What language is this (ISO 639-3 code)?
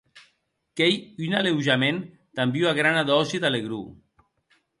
oci